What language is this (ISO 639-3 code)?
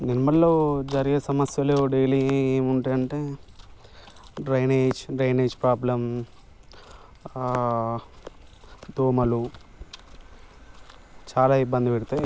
tel